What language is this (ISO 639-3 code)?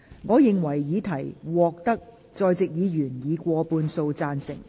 yue